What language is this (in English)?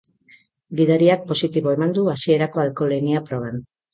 Basque